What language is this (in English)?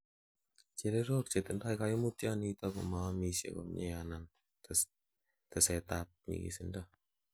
Kalenjin